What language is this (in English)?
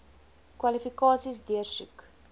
Afrikaans